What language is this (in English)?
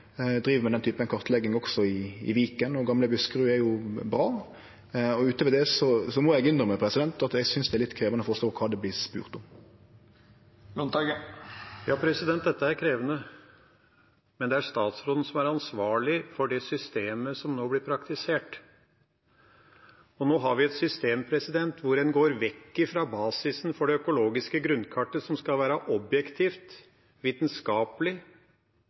Norwegian